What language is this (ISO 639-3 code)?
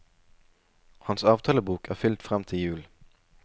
nor